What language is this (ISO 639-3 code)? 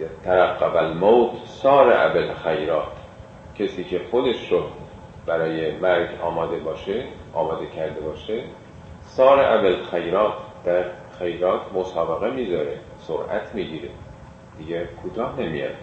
fas